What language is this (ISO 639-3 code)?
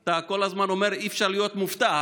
heb